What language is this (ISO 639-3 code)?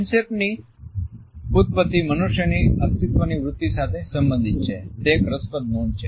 guj